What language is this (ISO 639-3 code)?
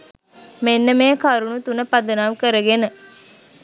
sin